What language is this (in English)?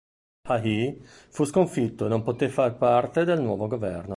Italian